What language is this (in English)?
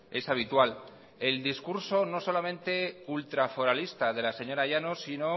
Spanish